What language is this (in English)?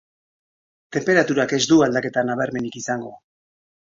Basque